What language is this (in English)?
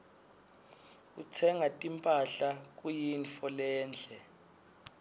Swati